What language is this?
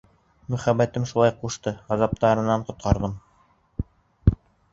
Bashkir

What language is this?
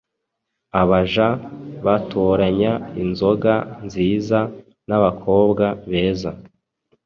Kinyarwanda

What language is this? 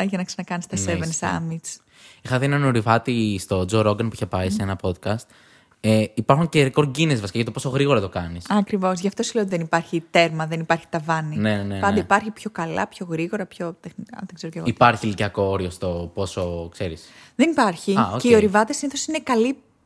Greek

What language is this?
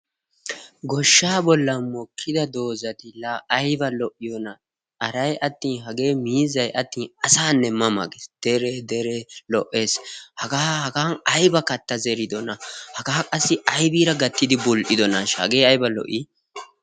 Wolaytta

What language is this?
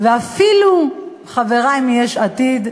Hebrew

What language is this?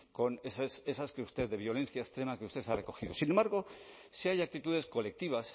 Spanish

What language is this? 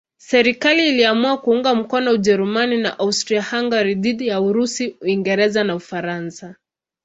Swahili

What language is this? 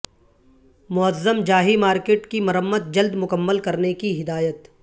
Urdu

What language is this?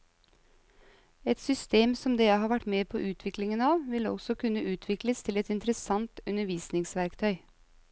Norwegian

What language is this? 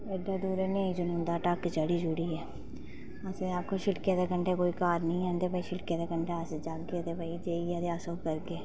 Dogri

